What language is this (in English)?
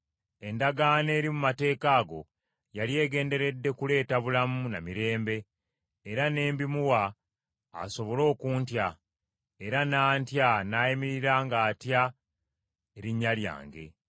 Ganda